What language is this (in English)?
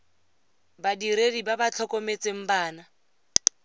Tswana